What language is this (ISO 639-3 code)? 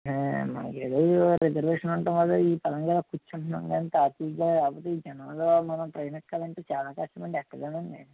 tel